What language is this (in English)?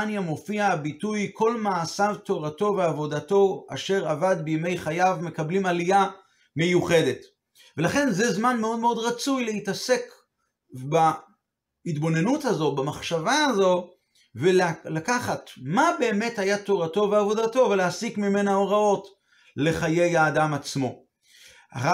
Hebrew